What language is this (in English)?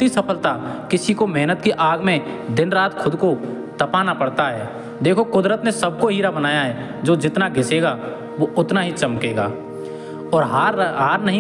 Hindi